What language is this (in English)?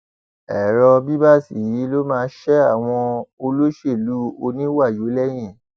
Yoruba